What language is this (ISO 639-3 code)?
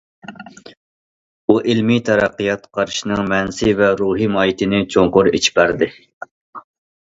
uig